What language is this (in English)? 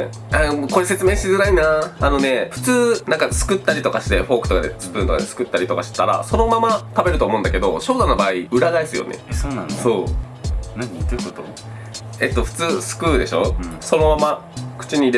Japanese